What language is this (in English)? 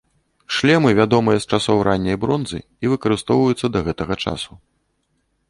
Belarusian